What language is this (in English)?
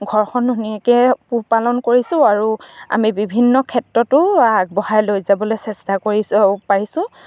Assamese